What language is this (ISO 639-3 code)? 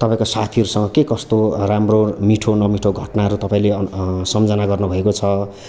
nep